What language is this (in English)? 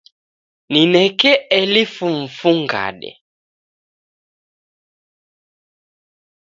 Taita